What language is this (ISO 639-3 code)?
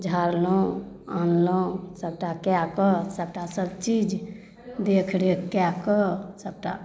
mai